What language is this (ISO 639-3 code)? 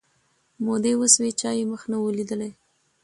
pus